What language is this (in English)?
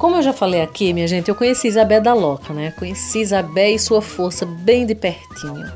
Portuguese